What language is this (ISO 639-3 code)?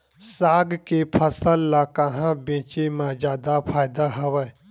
hne